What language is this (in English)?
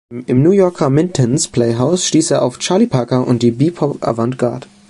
German